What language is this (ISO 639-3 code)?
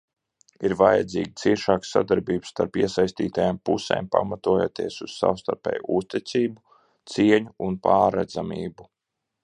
lav